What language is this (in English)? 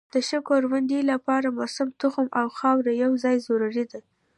Pashto